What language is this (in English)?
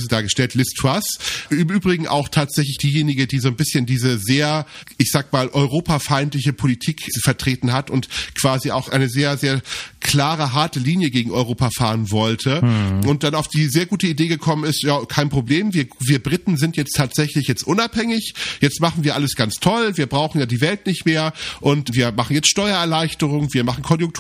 German